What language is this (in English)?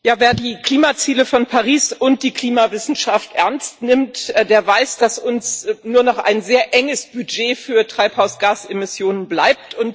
German